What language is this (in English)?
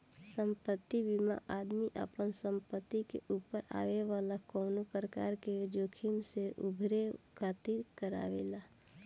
Bhojpuri